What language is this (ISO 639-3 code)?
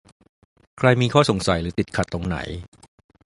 tha